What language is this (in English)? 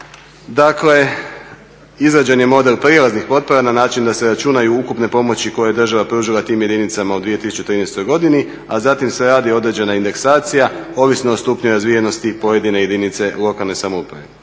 Croatian